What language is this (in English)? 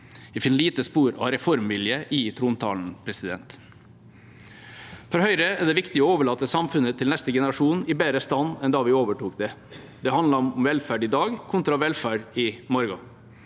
Norwegian